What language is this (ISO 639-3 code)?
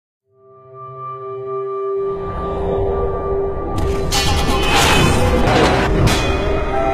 tur